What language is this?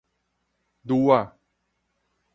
Min Nan Chinese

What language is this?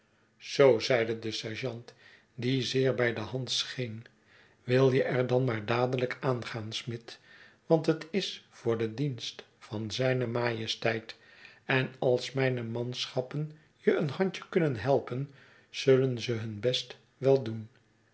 Dutch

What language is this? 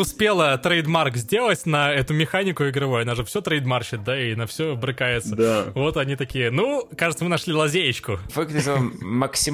Russian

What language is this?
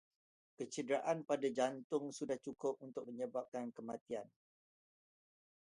Malay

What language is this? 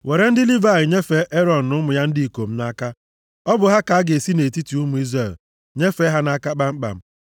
Igbo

